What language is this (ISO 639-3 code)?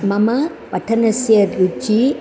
san